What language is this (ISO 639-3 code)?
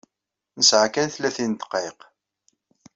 kab